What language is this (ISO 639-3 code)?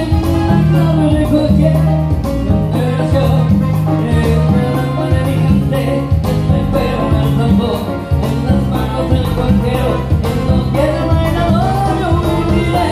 spa